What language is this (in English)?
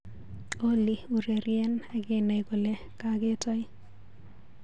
Kalenjin